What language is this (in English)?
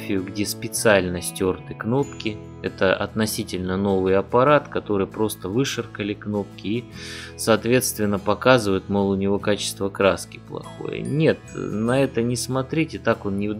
Russian